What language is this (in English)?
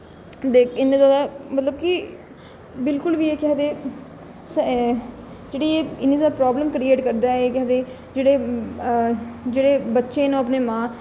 Dogri